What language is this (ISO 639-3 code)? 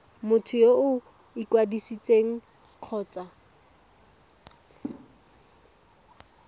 tsn